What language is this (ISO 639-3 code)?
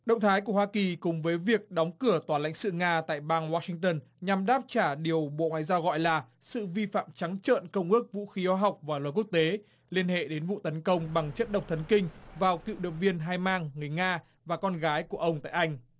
vie